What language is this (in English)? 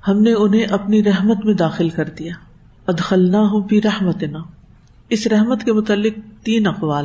Urdu